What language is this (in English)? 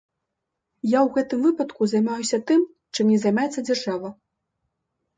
Belarusian